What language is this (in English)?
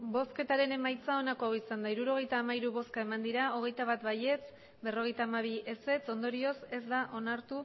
Basque